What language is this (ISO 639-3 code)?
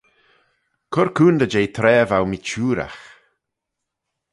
glv